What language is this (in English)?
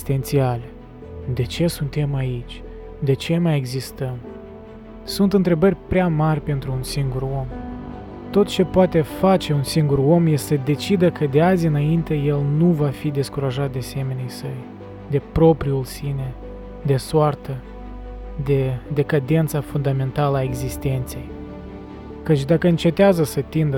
Romanian